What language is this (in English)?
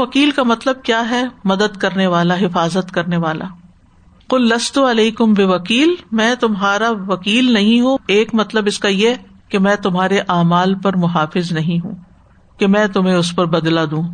Urdu